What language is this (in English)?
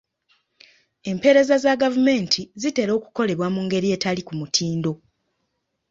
Ganda